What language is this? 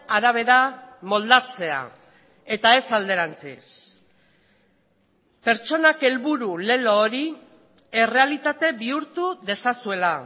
Basque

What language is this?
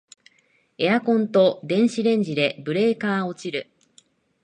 Japanese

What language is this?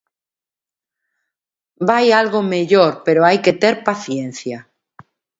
Galician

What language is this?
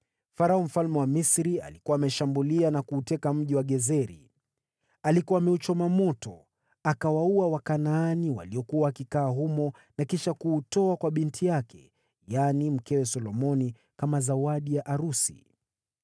Swahili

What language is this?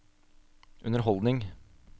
Norwegian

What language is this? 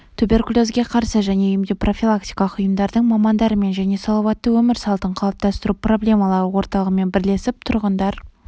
Kazakh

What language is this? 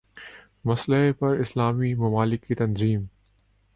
Urdu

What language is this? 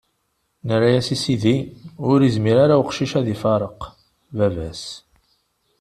Kabyle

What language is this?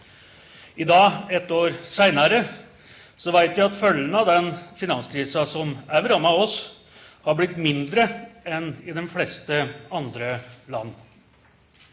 Norwegian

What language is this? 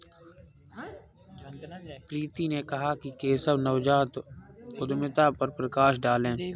Hindi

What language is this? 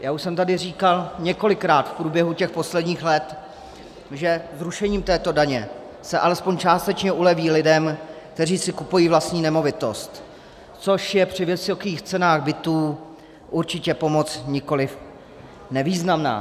Czech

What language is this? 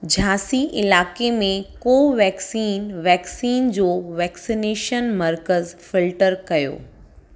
Sindhi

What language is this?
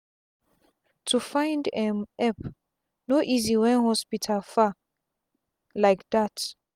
Nigerian Pidgin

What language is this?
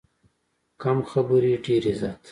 Pashto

